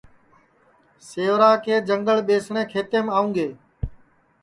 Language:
Sansi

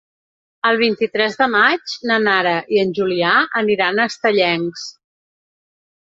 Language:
Catalan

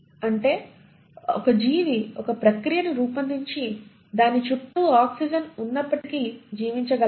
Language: Telugu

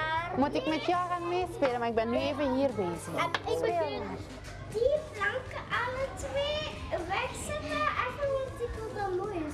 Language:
Dutch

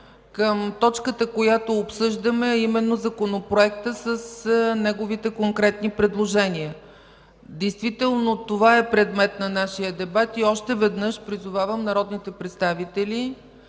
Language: Bulgarian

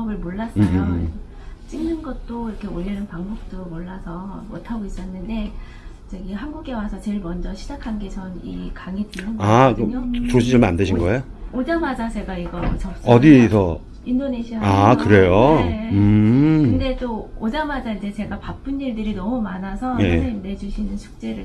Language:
Korean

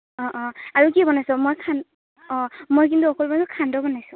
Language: Assamese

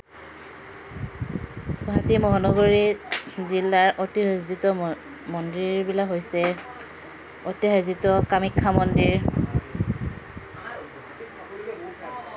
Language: Assamese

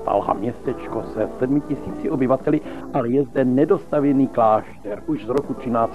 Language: Czech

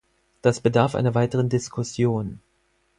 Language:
German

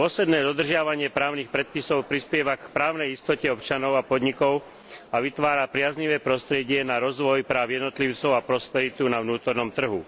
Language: Slovak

